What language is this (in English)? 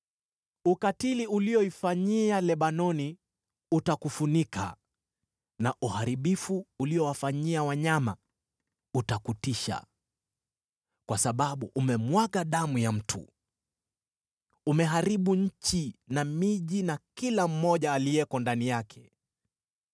Swahili